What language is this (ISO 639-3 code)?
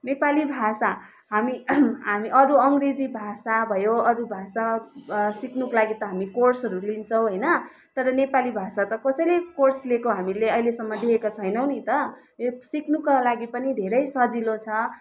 nep